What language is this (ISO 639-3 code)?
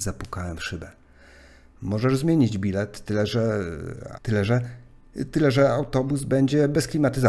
pol